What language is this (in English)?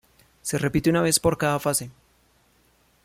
Spanish